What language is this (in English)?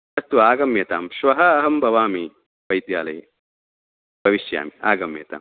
Sanskrit